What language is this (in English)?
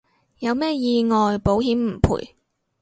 Cantonese